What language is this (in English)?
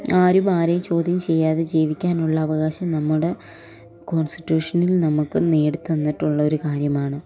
Malayalam